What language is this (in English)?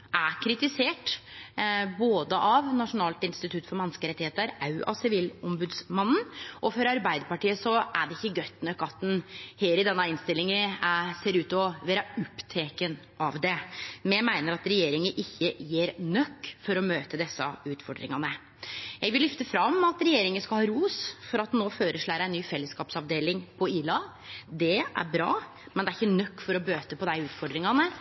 Norwegian Nynorsk